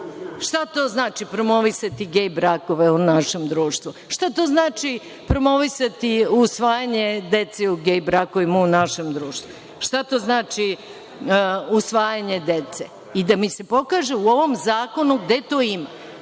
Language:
Serbian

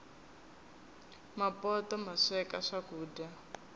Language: Tsonga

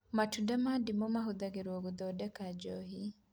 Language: Kikuyu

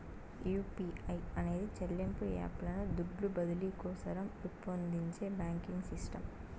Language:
Telugu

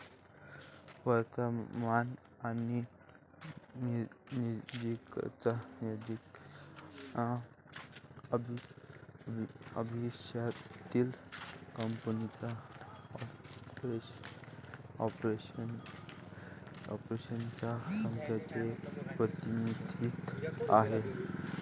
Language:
Marathi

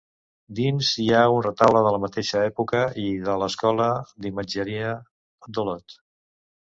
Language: Catalan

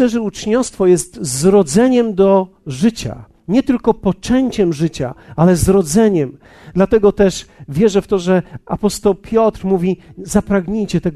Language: Polish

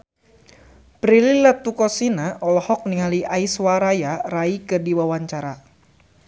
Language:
Sundanese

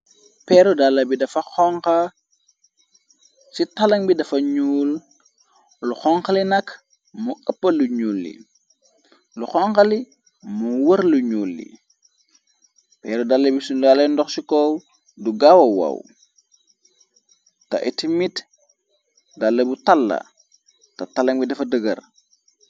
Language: Wolof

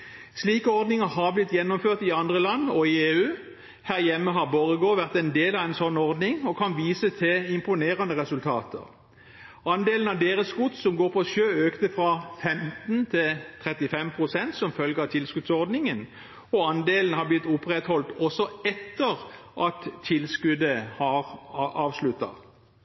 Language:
Norwegian Bokmål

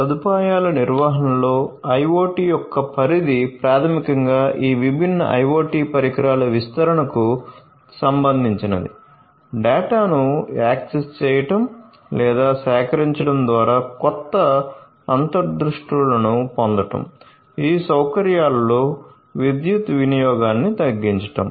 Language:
Telugu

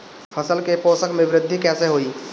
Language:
Bhojpuri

